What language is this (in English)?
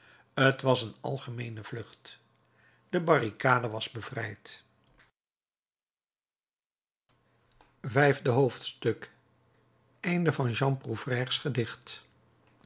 Dutch